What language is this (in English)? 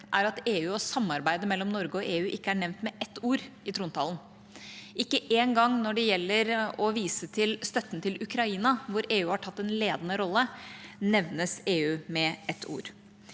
Norwegian